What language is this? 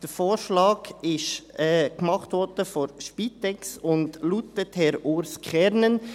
Swiss German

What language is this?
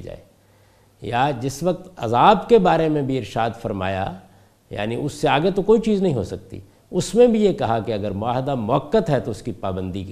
Urdu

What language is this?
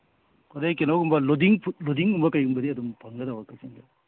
Manipuri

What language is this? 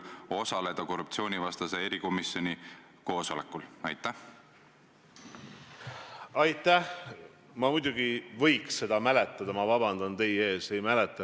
Estonian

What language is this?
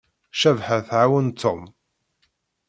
Kabyle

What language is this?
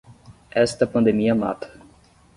Portuguese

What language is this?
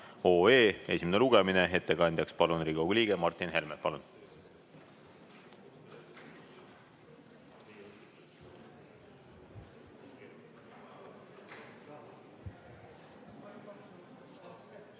Estonian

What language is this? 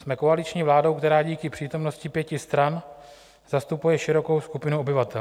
Czech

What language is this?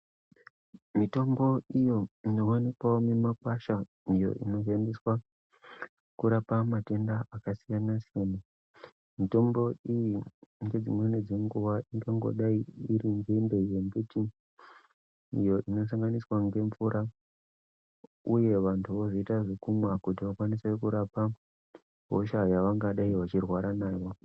Ndau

